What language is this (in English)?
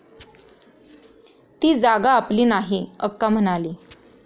Marathi